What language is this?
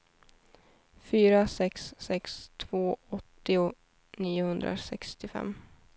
Swedish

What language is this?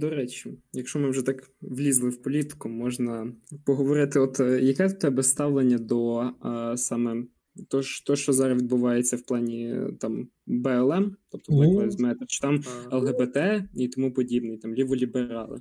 Ukrainian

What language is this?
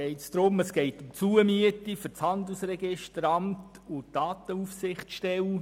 Swiss German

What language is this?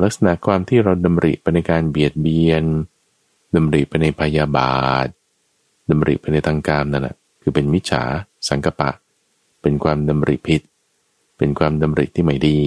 Thai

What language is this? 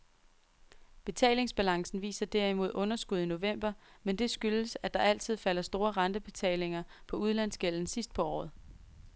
Danish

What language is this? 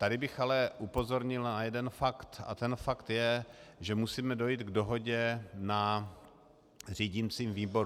Czech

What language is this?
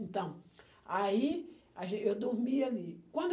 Portuguese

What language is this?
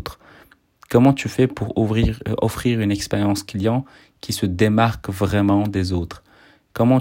French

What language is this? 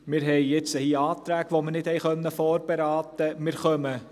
Swiss German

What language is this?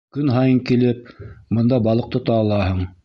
Bashkir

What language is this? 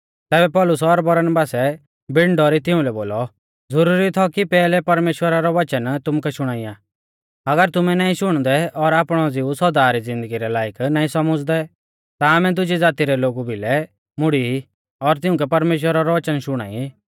Mahasu Pahari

